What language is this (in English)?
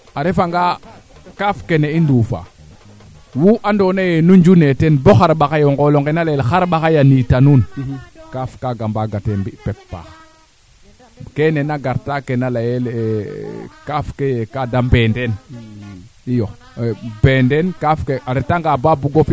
Serer